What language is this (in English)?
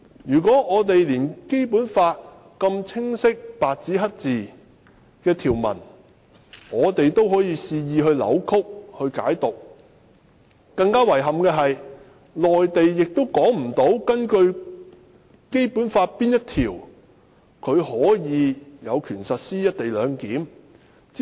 Cantonese